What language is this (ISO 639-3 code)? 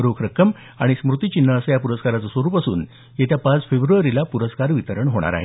mar